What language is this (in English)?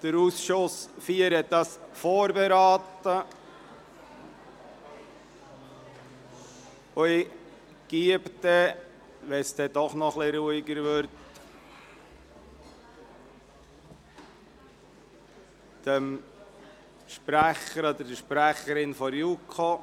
Swiss German